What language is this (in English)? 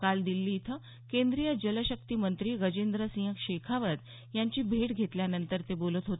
Marathi